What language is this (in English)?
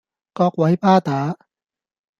Cantonese